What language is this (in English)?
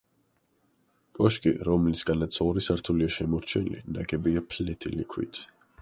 Georgian